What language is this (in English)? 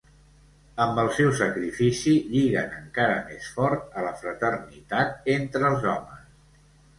Catalan